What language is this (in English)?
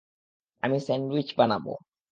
Bangla